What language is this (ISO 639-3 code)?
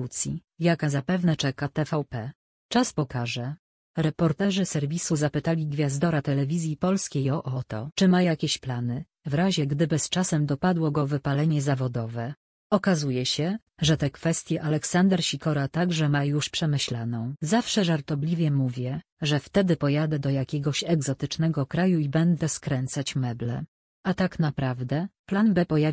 pol